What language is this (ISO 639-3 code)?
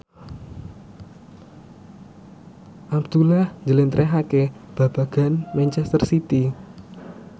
jav